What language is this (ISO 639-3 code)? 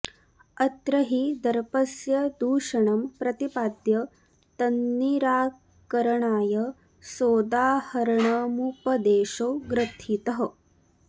san